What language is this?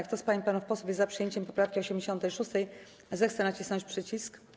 Polish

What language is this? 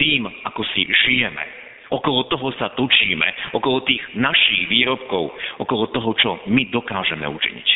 Slovak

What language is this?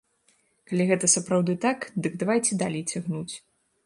Belarusian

